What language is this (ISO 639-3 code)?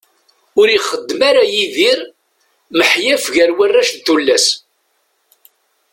kab